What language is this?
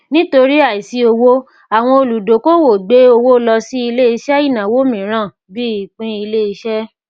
Yoruba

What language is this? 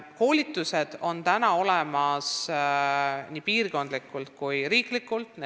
Estonian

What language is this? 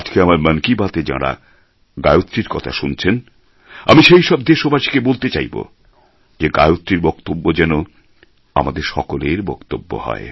Bangla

